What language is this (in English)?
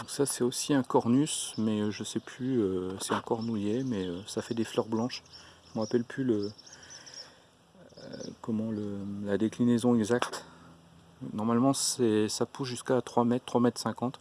French